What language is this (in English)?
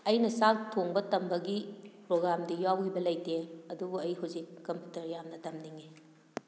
Manipuri